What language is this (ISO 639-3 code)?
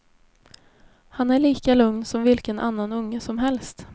swe